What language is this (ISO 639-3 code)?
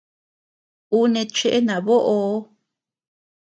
cux